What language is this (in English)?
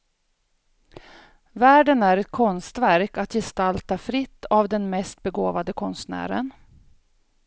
Swedish